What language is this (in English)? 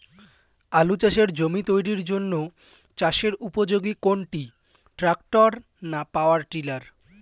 Bangla